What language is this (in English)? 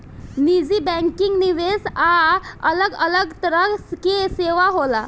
Bhojpuri